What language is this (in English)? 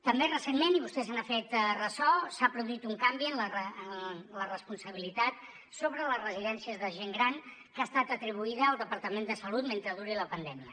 Catalan